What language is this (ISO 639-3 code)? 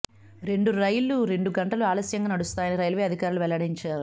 tel